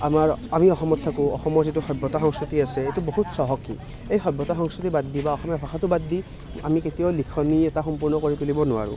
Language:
Assamese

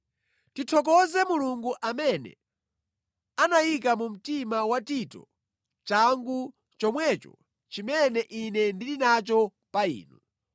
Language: Nyanja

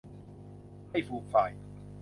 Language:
Thai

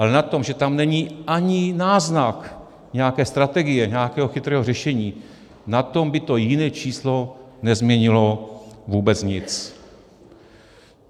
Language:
Czech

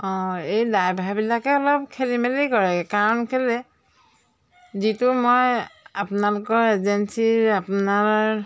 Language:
Assamese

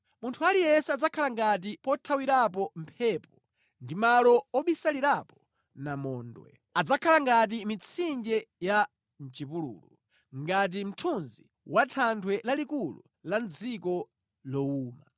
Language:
Nyanja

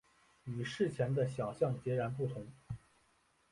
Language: Chinese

